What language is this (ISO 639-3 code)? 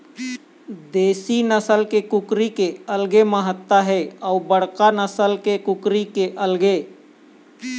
hne